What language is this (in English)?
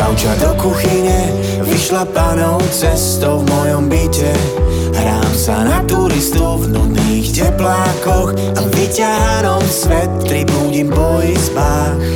Slovak